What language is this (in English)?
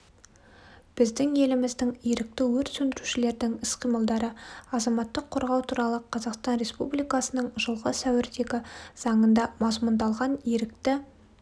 Kazakh